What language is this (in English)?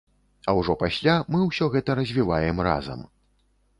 Belarusian